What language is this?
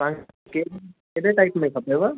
Sindhi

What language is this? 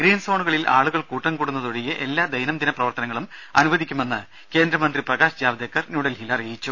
Malayalam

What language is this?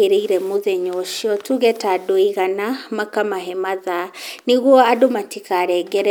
Kikuyu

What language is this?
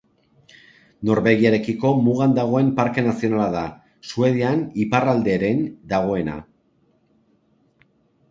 Basque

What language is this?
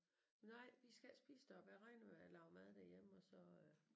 Danish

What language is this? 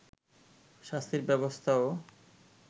Bangla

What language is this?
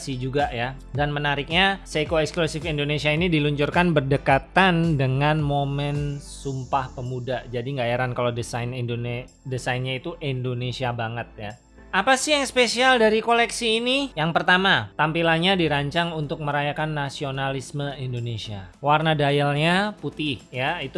Indonesian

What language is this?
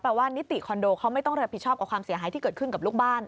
Thai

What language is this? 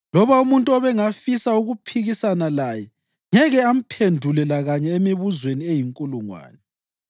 North Ndebele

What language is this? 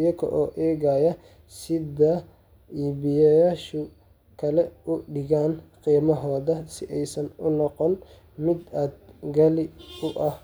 Somali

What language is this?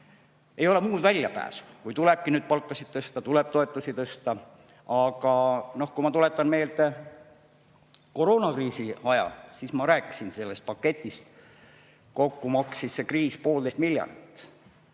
Estonian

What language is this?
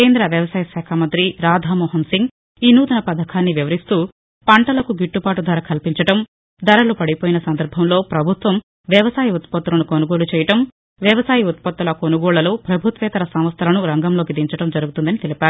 Telugu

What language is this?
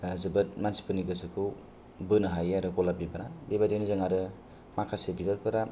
Bodo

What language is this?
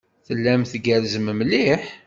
Kabyle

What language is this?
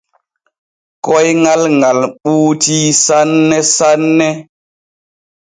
Borgu Fulfulde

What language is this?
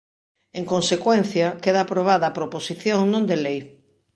Galician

